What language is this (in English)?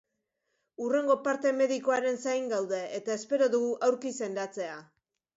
Basque